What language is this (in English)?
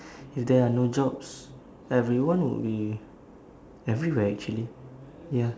English